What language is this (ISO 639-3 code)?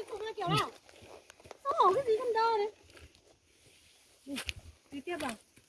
vie